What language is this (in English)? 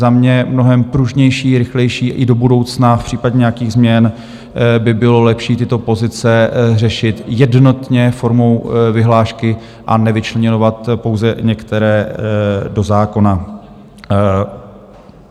Czech